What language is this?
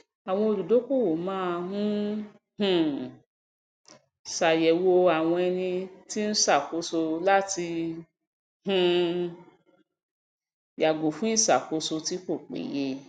Yoruba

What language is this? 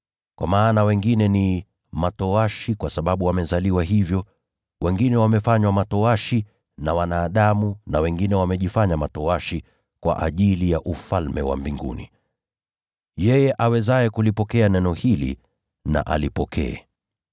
Swahili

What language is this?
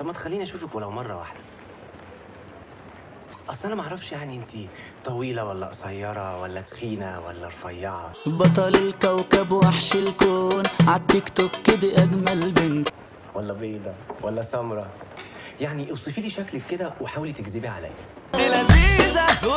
Arabic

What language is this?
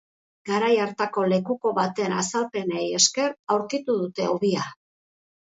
Basque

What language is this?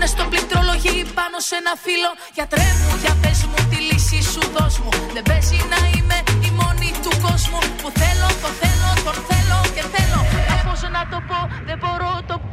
Greek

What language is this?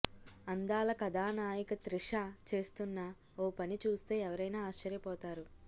Telugu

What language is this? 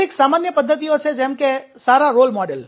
Gujarati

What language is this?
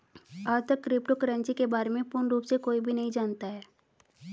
Hindi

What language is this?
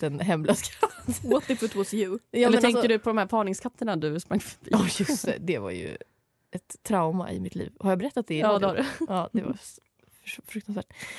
Swedish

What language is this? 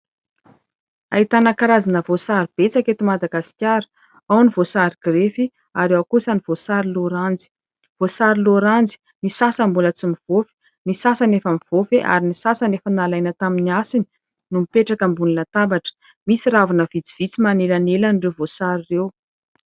Malagasy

